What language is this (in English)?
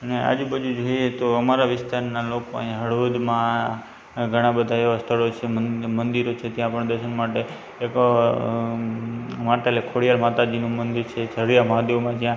Gujarati